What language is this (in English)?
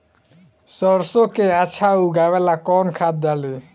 Bhojpuri